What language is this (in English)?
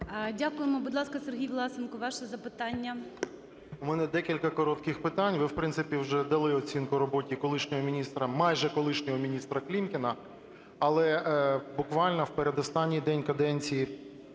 Ukrainian